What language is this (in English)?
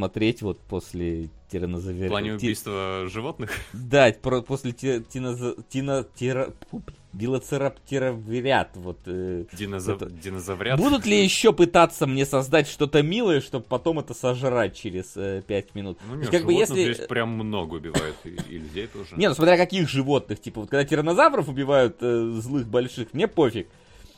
Russian